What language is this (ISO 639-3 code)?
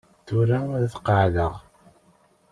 kab